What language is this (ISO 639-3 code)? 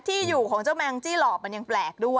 tha